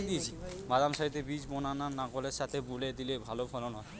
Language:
Bangla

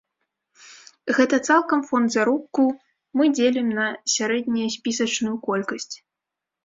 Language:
Belarusian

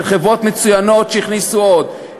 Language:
Hebrew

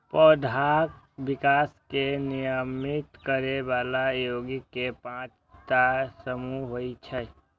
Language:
Maithili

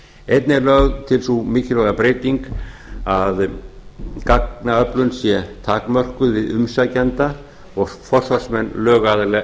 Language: Icelandic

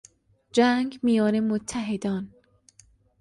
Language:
Persian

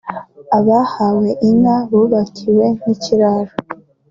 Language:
Kinyarwanda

